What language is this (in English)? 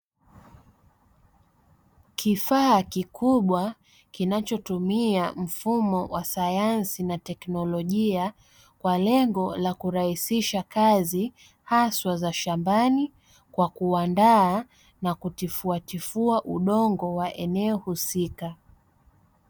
Swahili